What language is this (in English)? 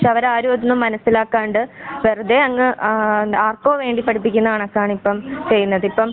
Malayalam